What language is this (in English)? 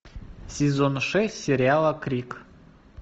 Russian